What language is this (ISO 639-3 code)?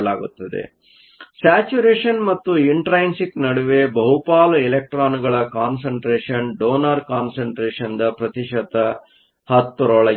kan